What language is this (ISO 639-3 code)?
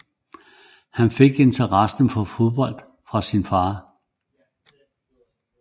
dan